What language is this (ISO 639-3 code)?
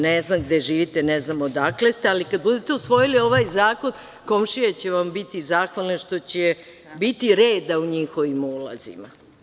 srp